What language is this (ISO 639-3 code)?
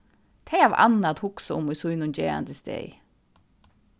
fao